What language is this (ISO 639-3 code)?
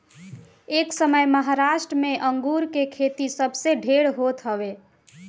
bho